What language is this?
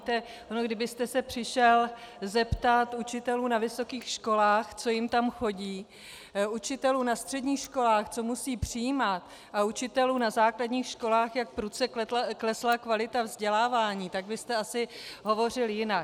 Czech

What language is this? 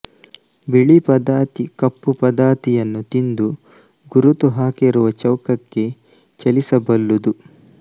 Kannada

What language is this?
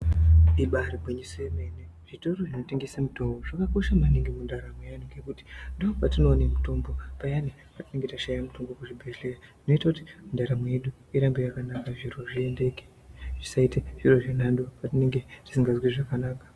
Ndau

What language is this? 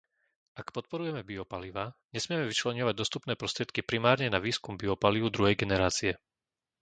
Slovak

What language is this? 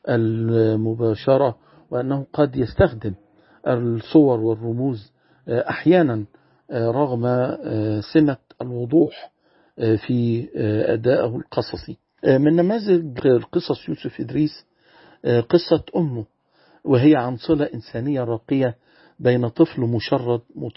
Arabic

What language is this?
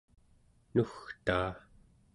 Central Yupik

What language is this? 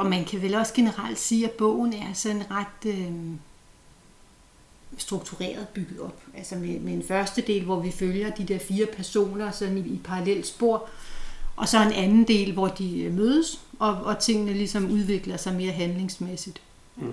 Danish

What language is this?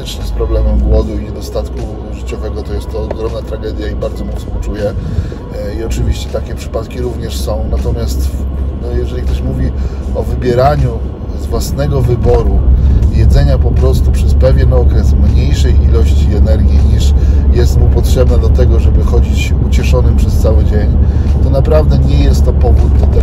Polish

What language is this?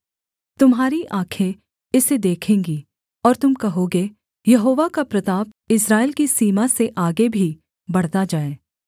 Hindi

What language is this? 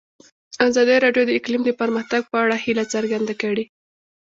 Pashto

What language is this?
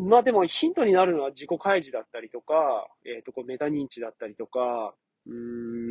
Japanese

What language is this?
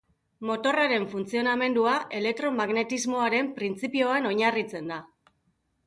Basque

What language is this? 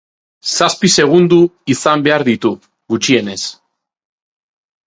Basque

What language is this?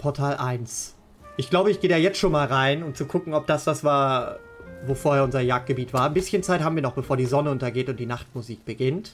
German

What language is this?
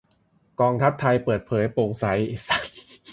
Thai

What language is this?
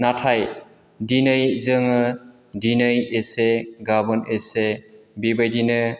Bodo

